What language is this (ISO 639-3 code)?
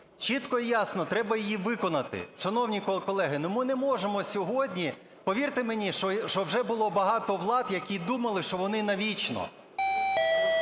ukr